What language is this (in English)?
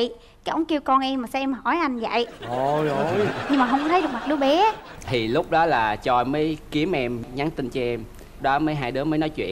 Vietnamese